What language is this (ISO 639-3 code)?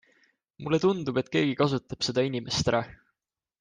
est